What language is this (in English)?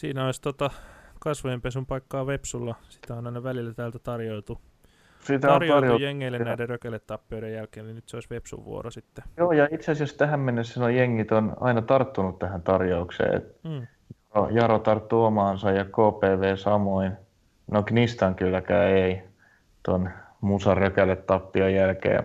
Finnish